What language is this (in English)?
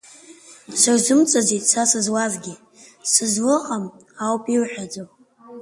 Abkhazian